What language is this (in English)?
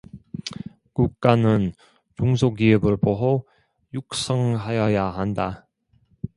Korean